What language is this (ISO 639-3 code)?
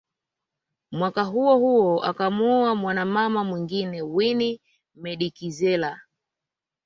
swa